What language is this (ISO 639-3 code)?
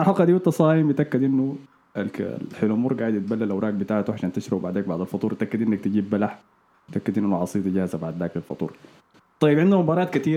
ara